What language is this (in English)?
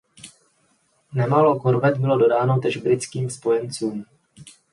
Czech